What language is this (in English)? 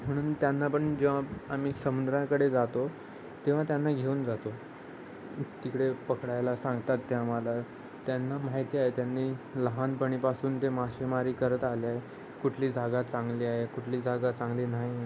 Marathi